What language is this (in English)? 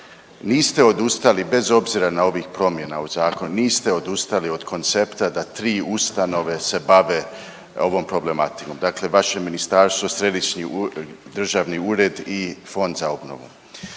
Croatian